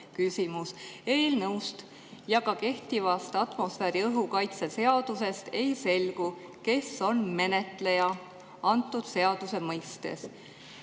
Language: Estonian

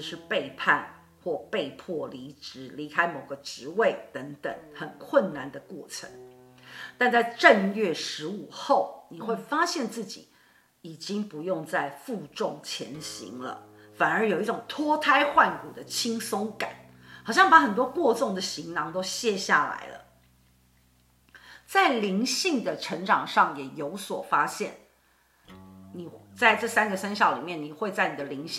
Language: Chinese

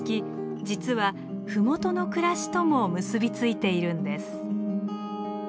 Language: Japanese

